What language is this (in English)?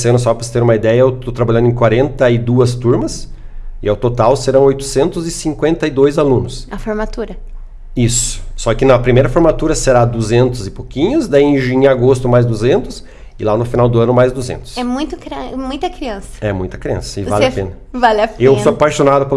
Portuguese